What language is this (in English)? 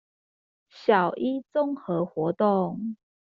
Chinese